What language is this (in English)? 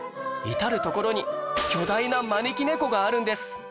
Japanese